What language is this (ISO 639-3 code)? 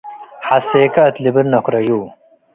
tig